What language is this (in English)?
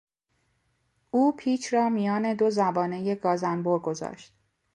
Persian